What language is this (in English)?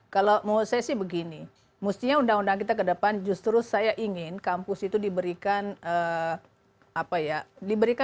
Indonesian